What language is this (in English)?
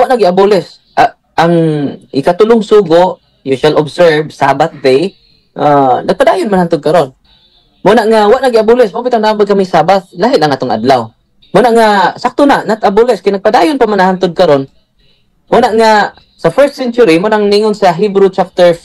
Filipino